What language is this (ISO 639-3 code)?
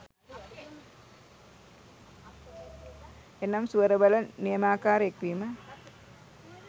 sin